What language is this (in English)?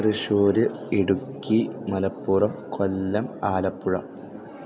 Malayalam